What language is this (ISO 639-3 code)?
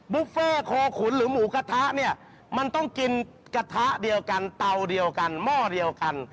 tha